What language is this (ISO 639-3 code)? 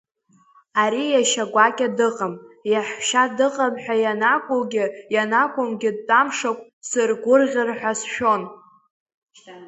abk